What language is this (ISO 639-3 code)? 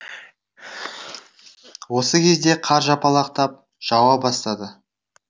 kaz